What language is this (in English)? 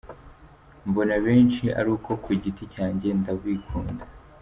Kinyarwanda